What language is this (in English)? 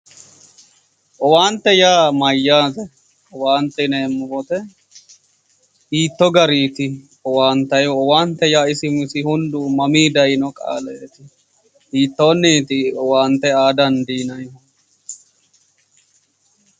Sidamo